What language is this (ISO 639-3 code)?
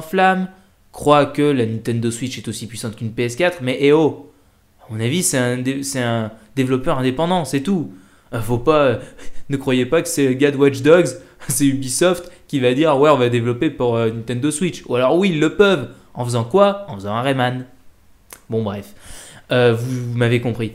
fra